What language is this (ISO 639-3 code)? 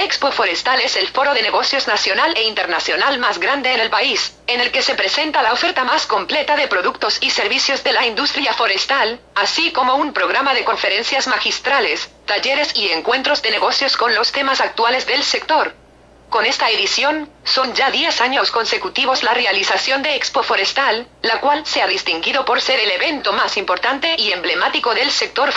spa